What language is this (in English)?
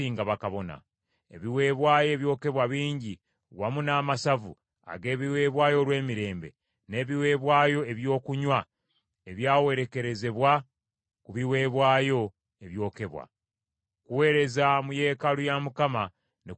Ganda